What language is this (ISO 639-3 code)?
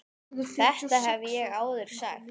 isl